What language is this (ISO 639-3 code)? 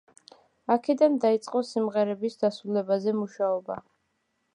kat